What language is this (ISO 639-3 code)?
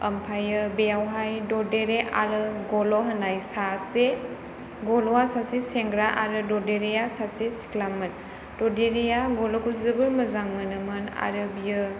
brx